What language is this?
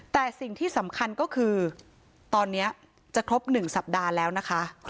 Thai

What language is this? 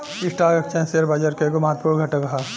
Bhojpuri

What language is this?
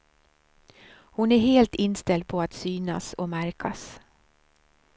Swedish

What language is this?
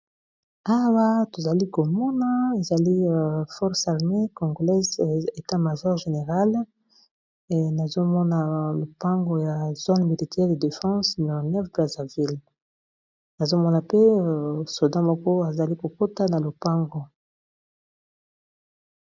Lingala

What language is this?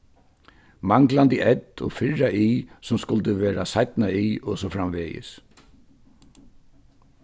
Faroese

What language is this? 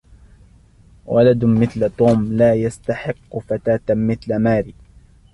Arabic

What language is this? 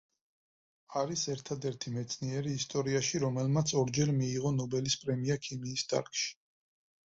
Georgian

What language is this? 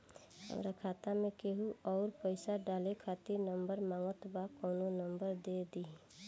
Bhojpuri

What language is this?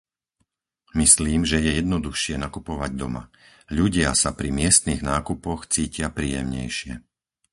Slovak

